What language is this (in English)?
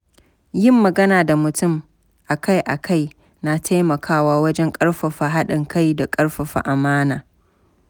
Hausa